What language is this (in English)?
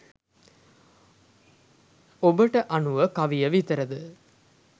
Sinhala